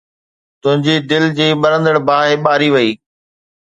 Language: Sindhi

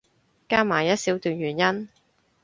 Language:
Cantonese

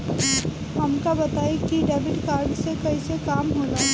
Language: Bhojpuri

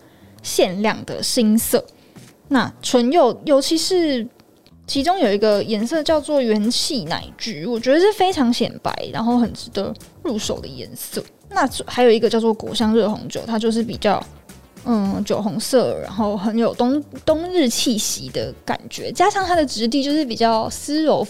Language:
Chinese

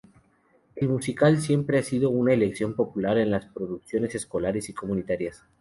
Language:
Spanish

